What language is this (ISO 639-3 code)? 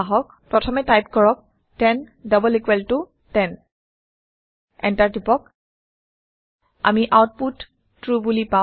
asm